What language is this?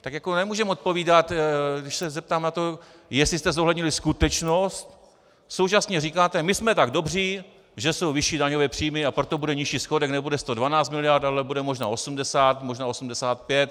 Czech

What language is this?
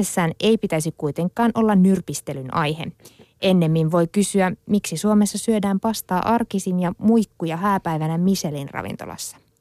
Finnish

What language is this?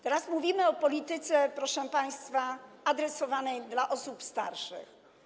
Polish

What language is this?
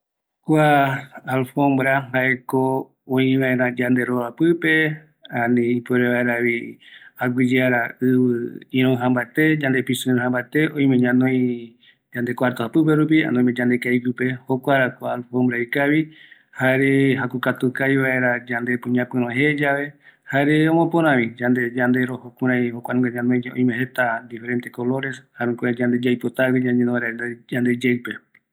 Eastern Bolivian Guaraní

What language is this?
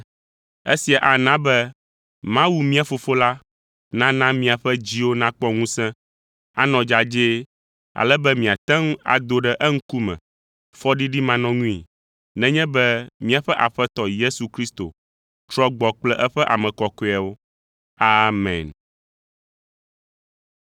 Ewe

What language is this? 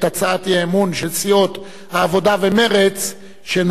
Hebrew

